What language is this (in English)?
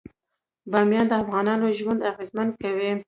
Pashto